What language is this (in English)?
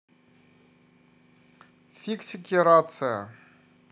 Russian